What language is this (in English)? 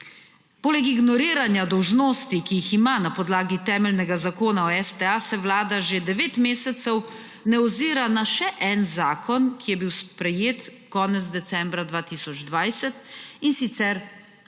Slovenian